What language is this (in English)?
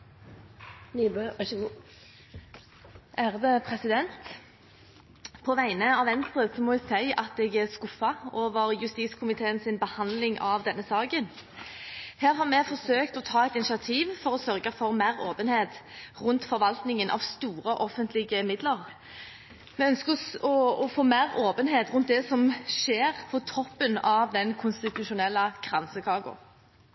Norwegian Bokmål